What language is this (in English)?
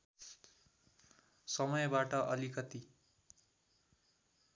Nepali